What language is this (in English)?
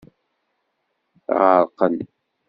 Kabyle